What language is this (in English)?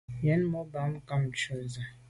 Medumba